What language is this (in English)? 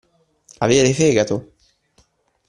Italian